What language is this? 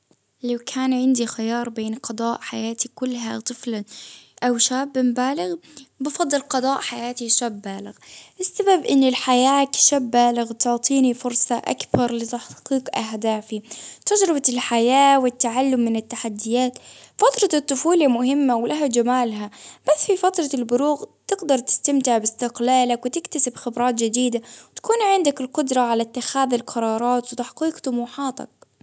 Baharna Arabic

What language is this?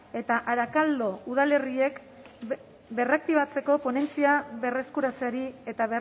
Basque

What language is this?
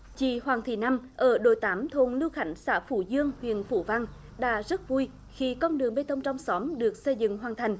Vietnamese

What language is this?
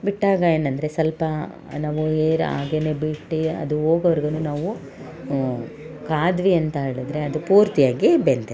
Kannada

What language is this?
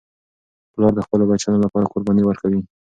Pashto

